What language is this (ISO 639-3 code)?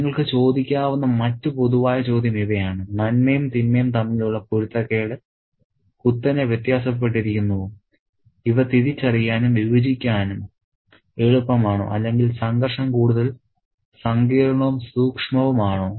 mal